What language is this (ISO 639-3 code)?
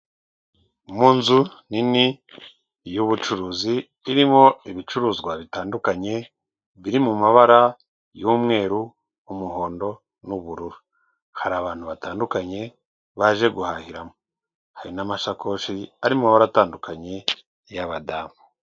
kin